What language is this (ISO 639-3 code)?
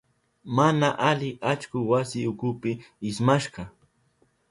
qup